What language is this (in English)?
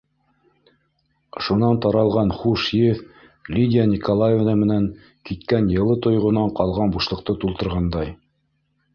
Bashkir